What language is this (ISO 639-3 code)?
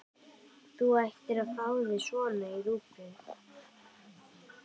isl